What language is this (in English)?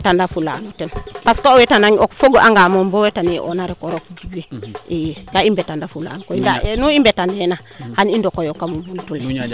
Serer